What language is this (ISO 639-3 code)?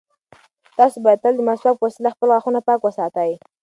pus